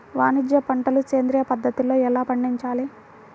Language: Telugu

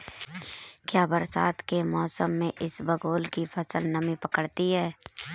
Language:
Hindi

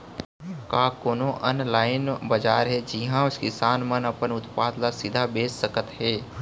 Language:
Chhattisgarhi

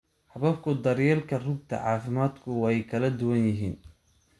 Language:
Somali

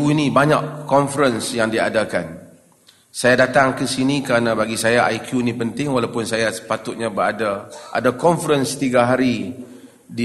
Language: Malay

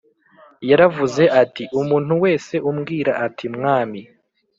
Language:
Kinyarwanda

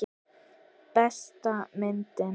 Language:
Icelandic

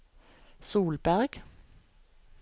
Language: Norwegian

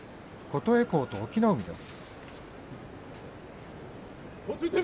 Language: Japanese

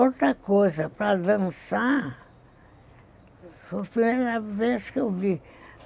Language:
Portuguese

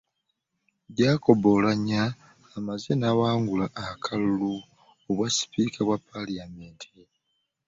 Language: Ganda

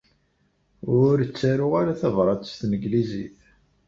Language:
Kabyle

